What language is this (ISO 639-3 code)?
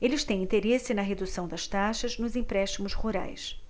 por